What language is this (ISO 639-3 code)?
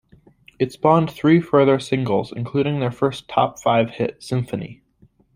eng